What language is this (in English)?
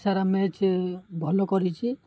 Odia